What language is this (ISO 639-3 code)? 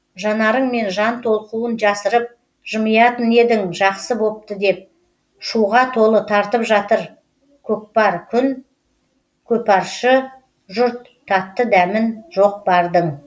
kaz